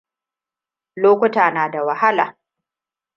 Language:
Hausa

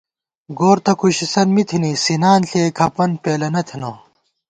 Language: Gawar-Bati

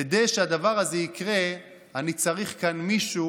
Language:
Hebrew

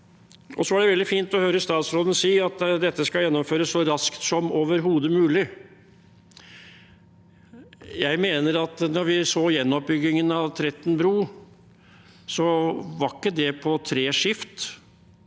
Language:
Norwegian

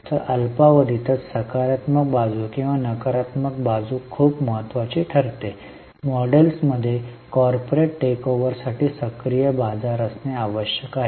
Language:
Marathi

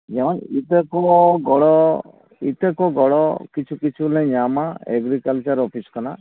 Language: Santali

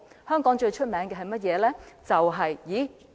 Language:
Cantonese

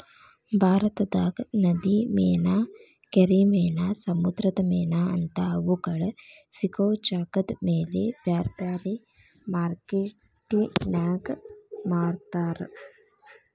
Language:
Kannada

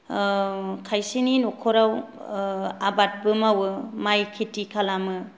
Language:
Bodo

